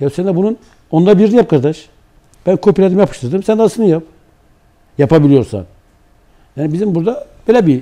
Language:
Turkish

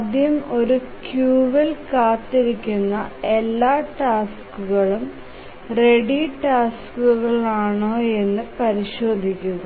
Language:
Malayalam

